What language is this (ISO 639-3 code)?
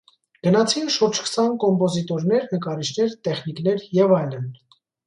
hye